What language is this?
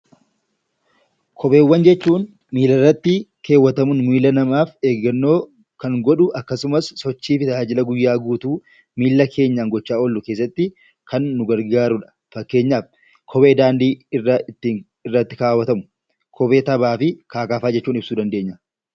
Oromo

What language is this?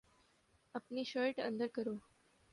Urdu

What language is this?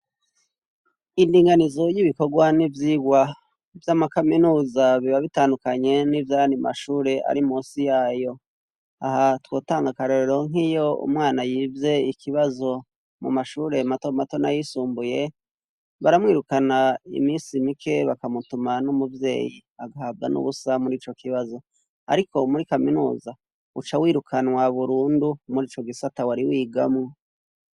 Rundi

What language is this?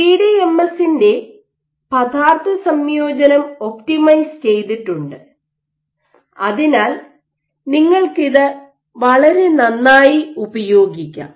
Malayalam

